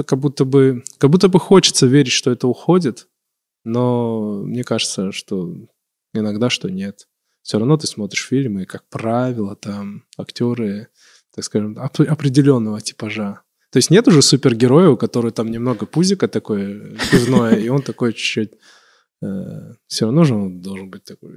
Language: Russian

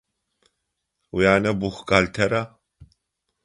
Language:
Adyghe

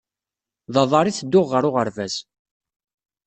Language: Kabyle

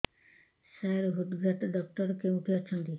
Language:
Odia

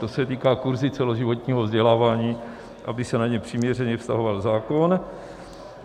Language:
Czech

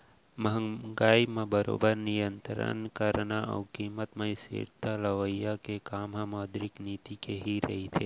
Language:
Chhattisgarhi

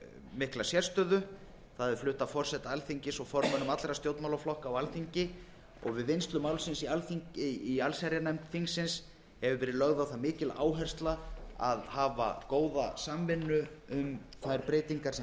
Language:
Icelandic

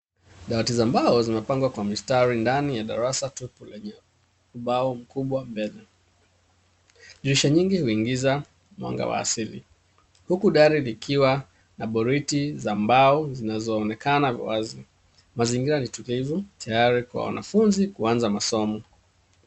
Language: Swahili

